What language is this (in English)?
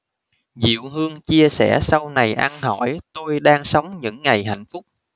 Vietnamese